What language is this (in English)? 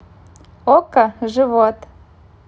Russian